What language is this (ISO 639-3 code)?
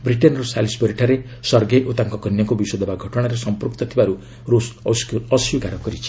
ori